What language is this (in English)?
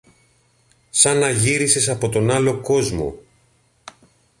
Greek